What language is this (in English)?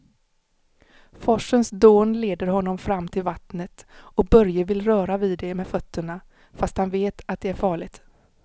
Swedish